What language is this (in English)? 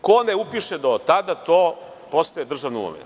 Serbian